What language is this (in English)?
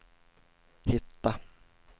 Swedish